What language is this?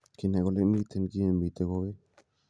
Kalenjin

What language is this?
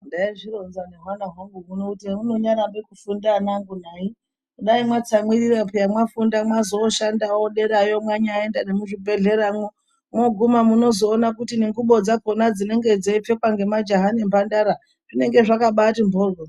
Ndau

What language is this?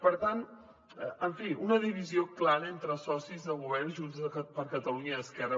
Catalan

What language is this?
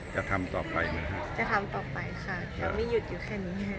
Thai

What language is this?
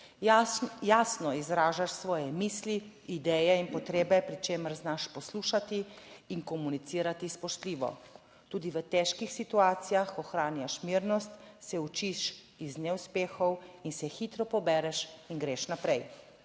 Slovenian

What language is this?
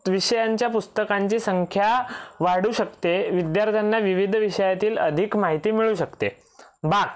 Marathi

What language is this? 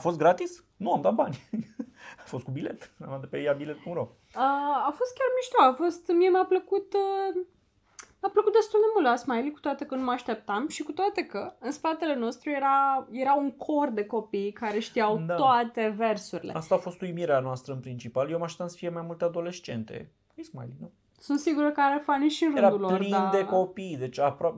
Romanian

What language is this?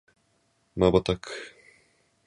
Japanese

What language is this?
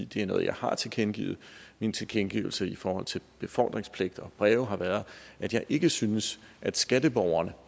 Danish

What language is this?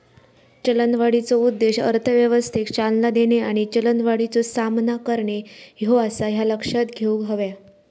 Marathi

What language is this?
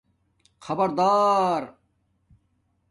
Domaaki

